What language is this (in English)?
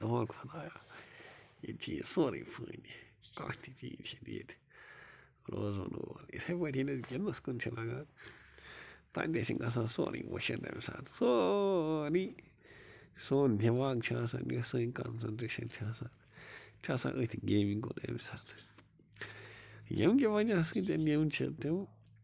Kashmiri